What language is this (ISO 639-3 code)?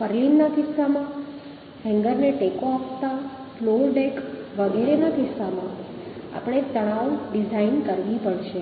guj